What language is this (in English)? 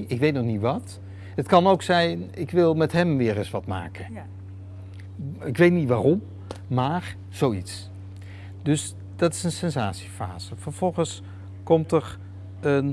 Dutch